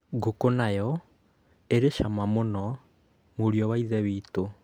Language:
Kikuyu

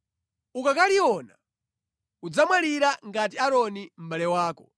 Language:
Nyanja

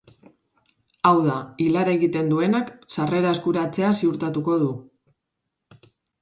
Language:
Basque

